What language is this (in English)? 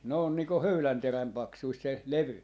Finnish